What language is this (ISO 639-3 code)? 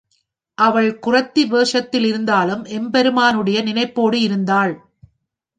tam